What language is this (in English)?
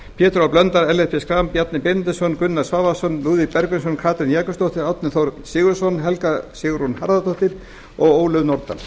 Icelandic